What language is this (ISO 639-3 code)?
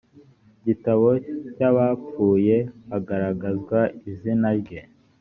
kin